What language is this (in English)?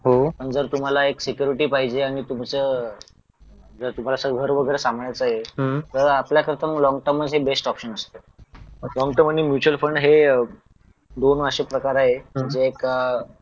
Marathi